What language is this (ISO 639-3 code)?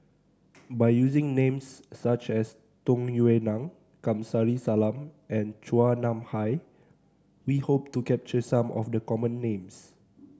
eng